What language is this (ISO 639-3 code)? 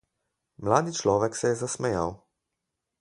slv